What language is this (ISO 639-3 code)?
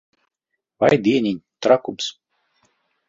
lav